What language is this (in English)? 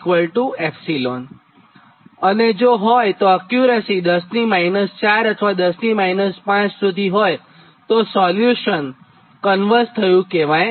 Gujarati